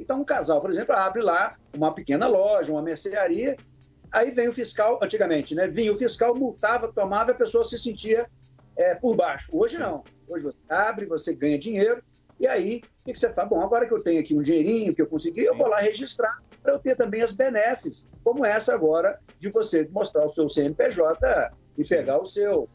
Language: Portuguese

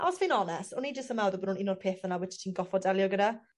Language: Welsh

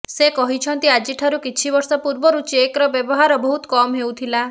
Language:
Odia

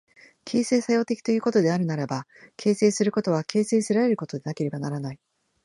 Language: Japanese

